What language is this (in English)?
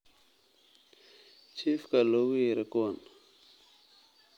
Somali